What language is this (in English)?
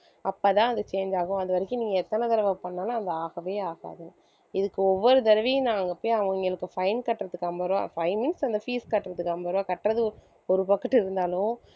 Tamil